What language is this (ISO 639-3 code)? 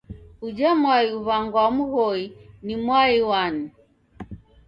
dav